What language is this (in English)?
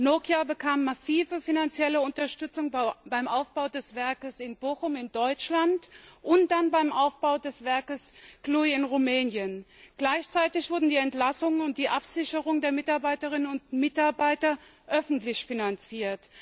German